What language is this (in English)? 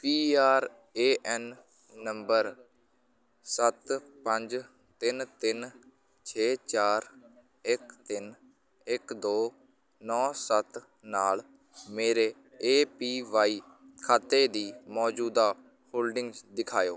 Punjabi